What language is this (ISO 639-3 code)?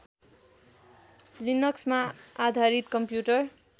nep